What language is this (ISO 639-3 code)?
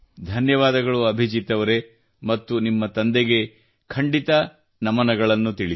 kan